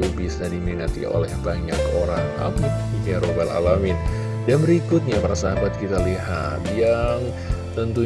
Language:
Indonesian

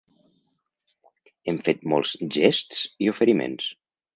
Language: Catalan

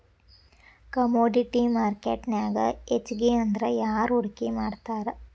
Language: Kannada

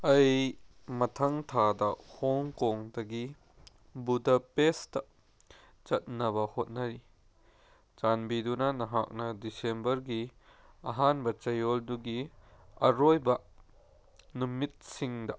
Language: Manipuri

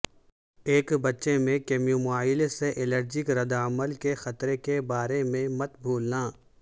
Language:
Urdu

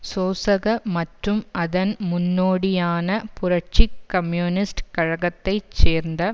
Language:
Tamil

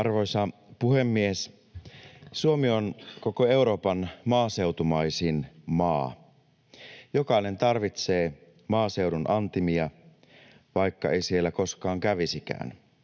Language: Finnish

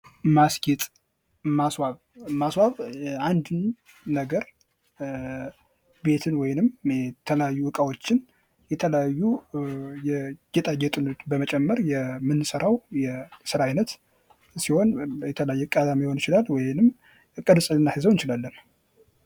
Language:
Amharic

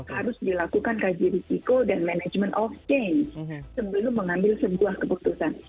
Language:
Indonesian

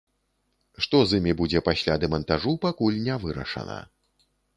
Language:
Belarusian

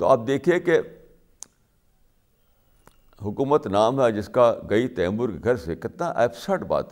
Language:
Urdu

